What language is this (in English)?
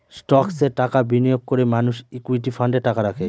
Bangla